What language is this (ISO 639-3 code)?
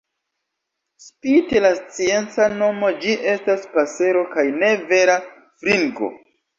epo